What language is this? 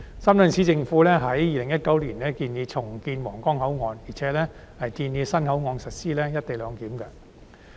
Cantonese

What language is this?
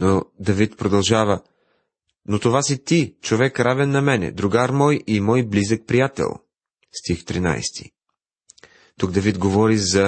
Bulgarian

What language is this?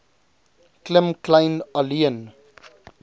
Afrikaans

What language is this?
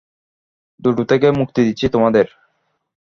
Bangla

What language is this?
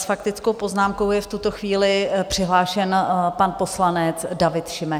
Czech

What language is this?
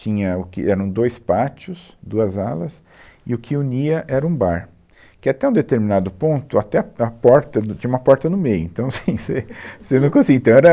Portuguese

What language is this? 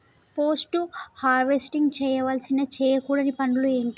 Telugu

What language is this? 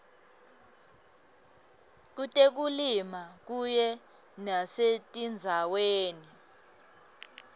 Swati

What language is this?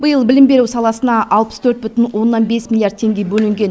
Kazakh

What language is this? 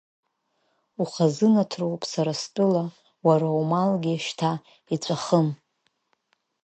Abkhazian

